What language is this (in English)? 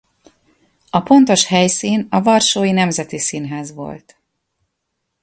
Hungarian